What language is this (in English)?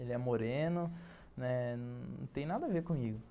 Portuguese